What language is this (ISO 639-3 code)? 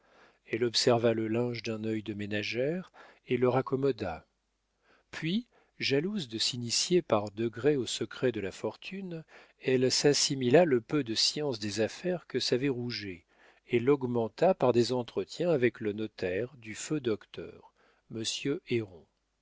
fra